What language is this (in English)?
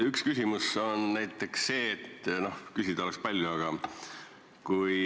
Estonian